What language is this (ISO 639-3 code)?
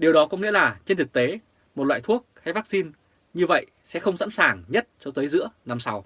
vie